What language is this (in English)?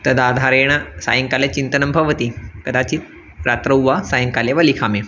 Sanskrit